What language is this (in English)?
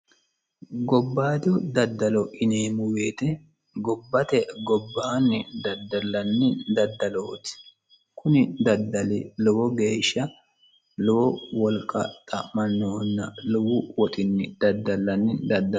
Sidamo